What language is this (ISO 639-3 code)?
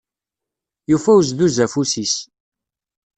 kab